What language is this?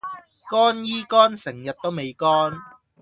Cantonese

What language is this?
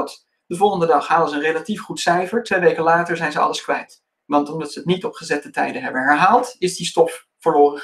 Dutch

